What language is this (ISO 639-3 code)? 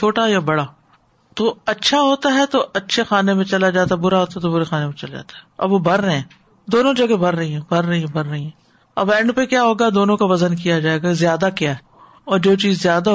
urd